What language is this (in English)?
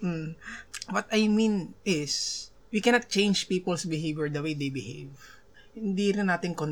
Filipino